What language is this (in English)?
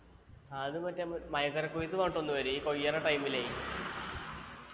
Malayalam